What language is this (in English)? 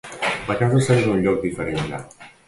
Catalan